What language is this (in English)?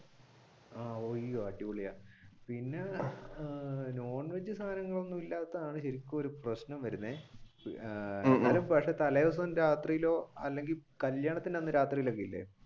Malayalam